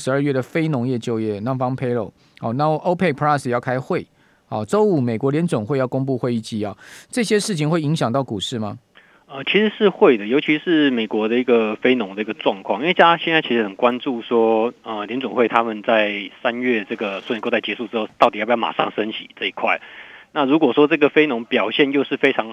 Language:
Chinese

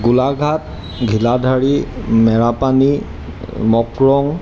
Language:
Assamese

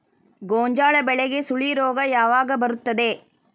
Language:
Kannada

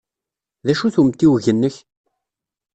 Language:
Kabyle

